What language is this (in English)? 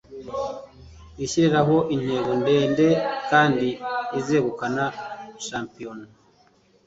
Kinyarwanda